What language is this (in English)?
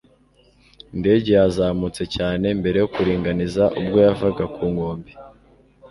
Kinyarwanda